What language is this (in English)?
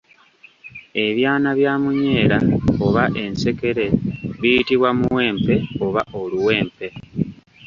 Ganda